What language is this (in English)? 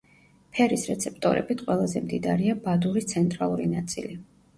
Georgian